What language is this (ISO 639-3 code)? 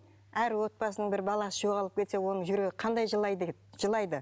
kaz